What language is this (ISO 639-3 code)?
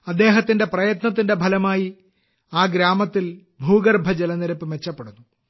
mal